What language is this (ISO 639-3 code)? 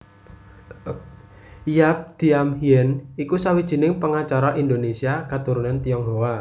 jav